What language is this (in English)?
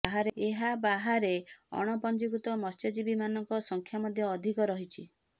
Odia